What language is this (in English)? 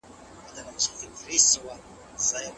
Pashto